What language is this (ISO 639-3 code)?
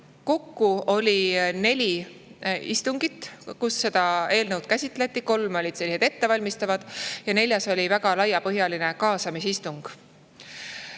est